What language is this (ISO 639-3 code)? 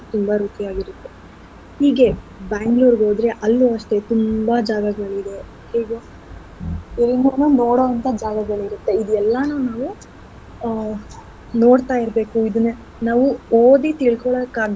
kan